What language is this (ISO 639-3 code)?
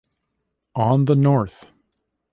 eng